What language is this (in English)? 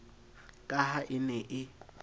Southern Sotho